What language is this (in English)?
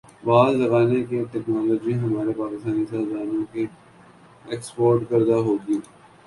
Urdu